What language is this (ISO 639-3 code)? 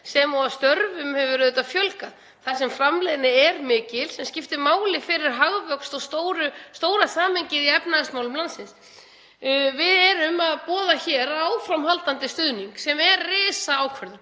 isl